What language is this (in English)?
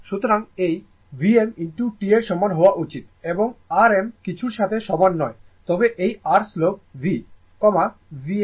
Bangla